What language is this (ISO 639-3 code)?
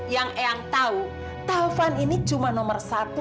ind